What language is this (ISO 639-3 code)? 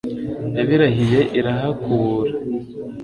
kin